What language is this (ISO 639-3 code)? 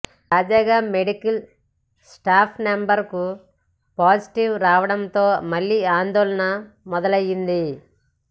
tel